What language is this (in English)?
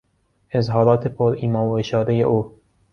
Persian